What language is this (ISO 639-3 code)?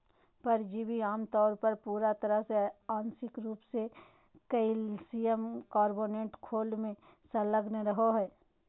mag